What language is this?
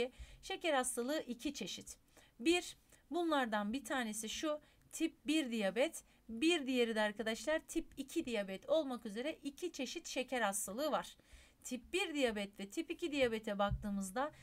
Turkish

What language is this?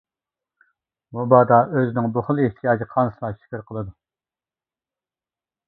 Uyghur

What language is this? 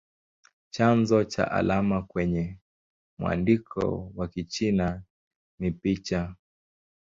Swahili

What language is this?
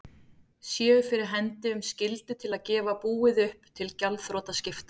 Icelandic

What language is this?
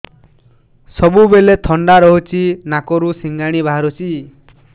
Odia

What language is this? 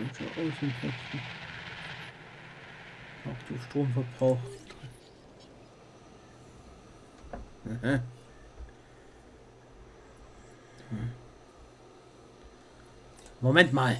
German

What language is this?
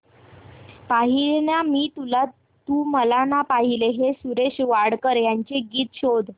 Marathi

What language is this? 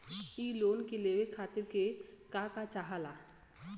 Bhojpuri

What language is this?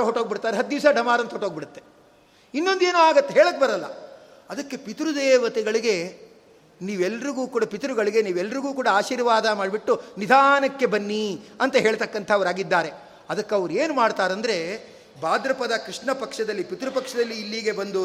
Kannada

